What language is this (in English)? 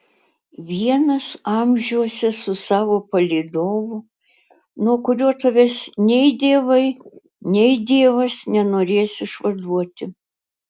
Lithuanian